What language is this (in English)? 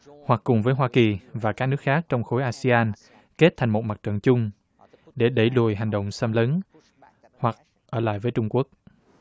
Vietnamese